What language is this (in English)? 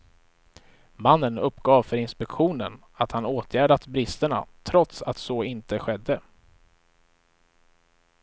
Swedish